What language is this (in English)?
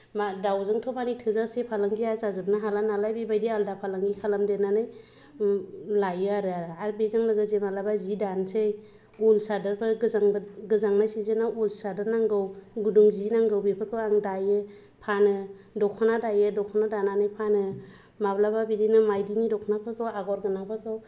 Bodo